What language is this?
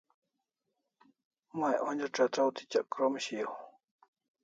Kalasha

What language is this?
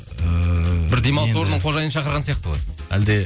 Kazakh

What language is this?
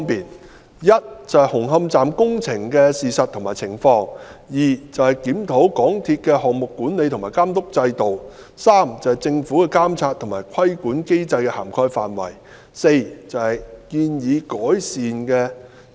Cantonese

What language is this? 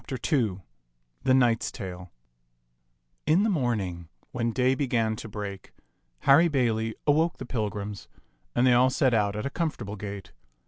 English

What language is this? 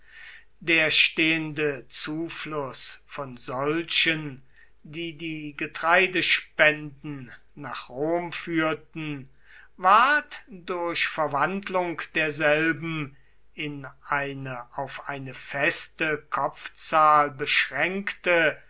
German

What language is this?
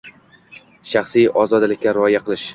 Uzbek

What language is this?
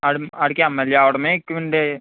Telugu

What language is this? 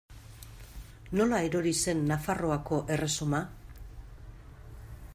Basque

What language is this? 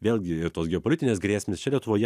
Lithuanian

